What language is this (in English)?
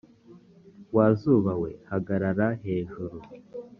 Kinyarwanda